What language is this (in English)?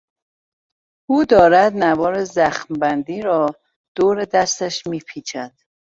Persian